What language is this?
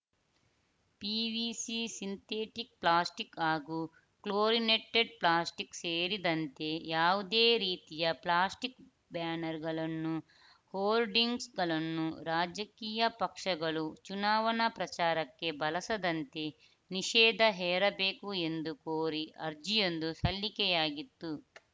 Kannada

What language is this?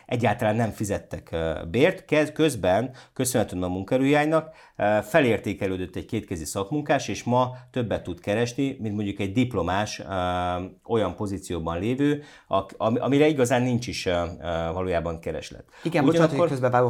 Hungarian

